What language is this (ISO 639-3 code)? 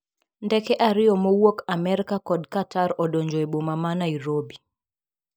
luo